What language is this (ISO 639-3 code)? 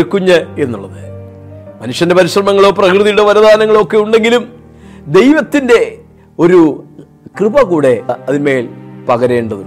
mal